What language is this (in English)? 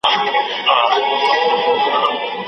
Pashto